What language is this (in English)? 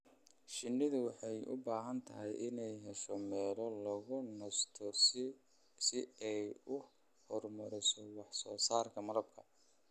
Somali